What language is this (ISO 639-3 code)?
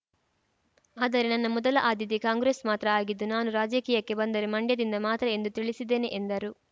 kan